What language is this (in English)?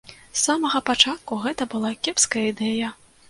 Belarusian